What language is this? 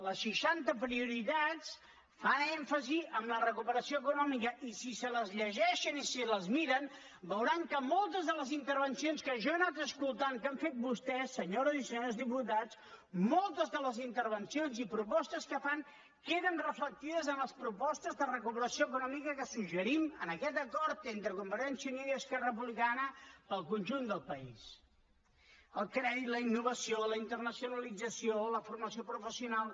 Catalan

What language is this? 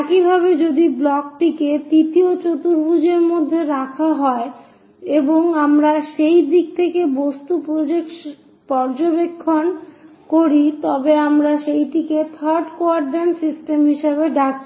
Bangla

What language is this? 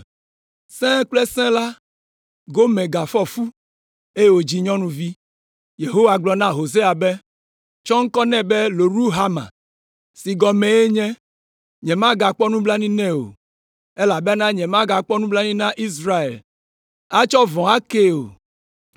Ewe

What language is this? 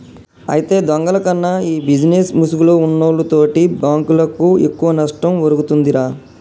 Telugu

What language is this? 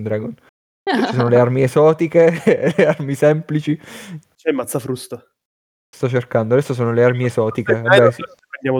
Italian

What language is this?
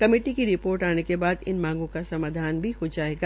Hindi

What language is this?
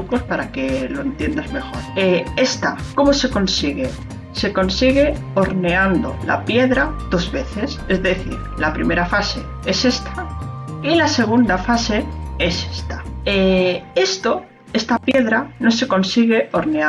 Spanish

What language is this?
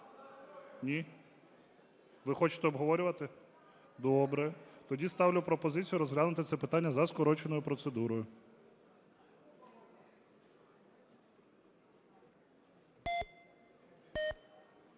Ukrainian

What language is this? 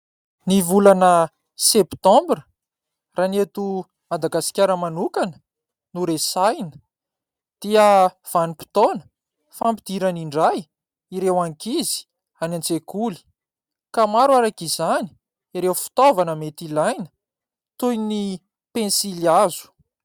Malagasy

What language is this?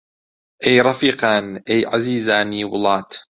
Central Kurdish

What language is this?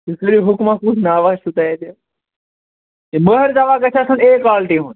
Kashmiri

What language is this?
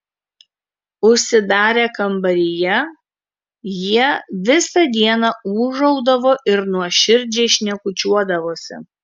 Lithuanian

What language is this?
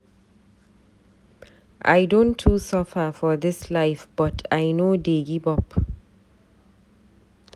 Nigerian Pidgin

